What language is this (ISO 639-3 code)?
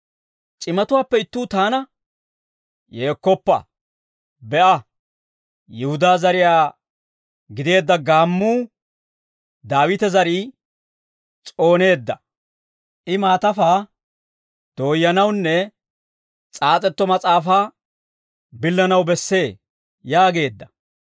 dwr